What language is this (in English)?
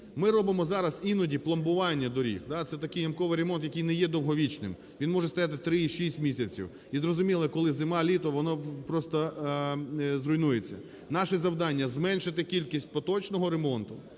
Ukrainian